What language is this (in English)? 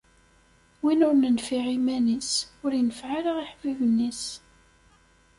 Kabyle